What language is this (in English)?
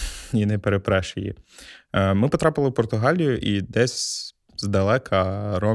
Ukrainian